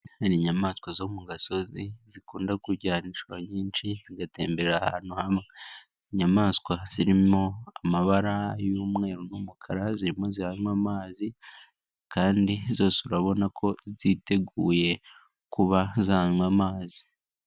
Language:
Kinyarwanda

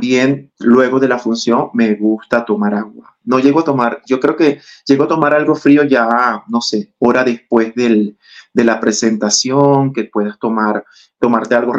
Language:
Spanish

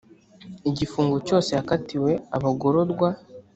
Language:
Kinyarwanda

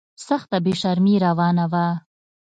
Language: Pashto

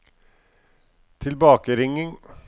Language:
Norwegian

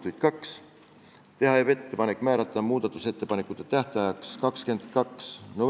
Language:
Estonian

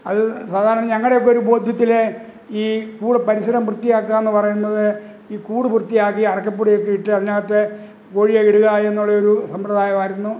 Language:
Malayalam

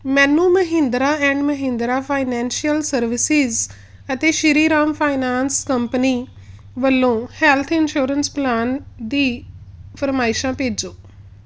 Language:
Punjabi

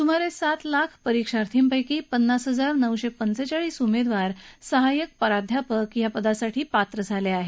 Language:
Marathi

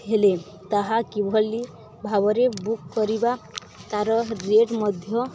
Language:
Odia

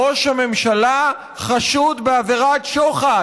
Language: Hebrew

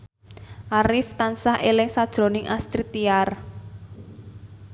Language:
Javanese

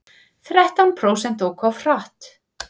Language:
Icelandic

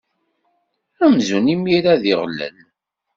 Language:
Kabyle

